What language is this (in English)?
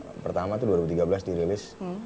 Indonesian